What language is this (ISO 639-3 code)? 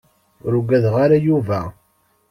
kab